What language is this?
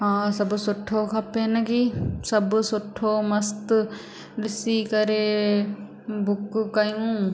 Sindhi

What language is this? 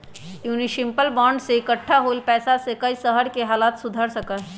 Magahi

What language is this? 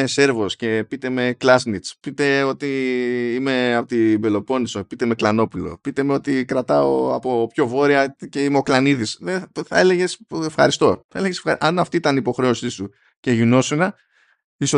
Greek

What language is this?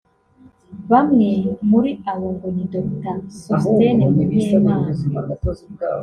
Kinyarwanda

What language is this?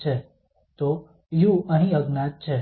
Gujarati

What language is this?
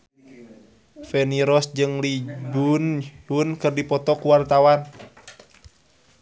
Sundanese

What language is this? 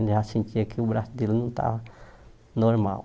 Portuguese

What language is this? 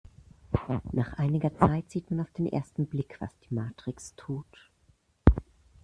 German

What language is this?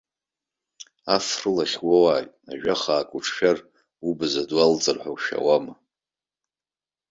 Abkhazian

